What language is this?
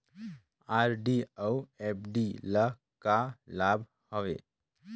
Chhattisgarhi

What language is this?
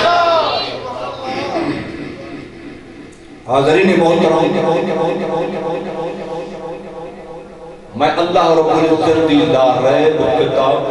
Arabic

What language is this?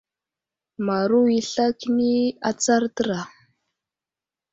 Wuzlam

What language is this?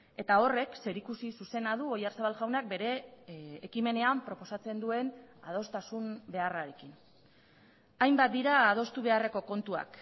Basque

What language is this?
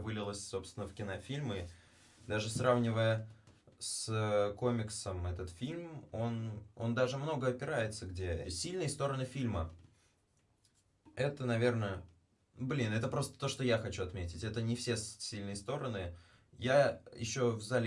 Russian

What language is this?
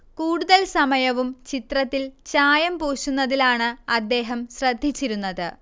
Malayalam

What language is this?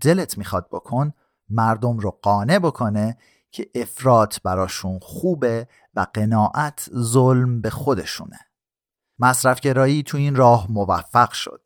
Persian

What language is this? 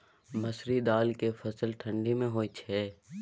Maithili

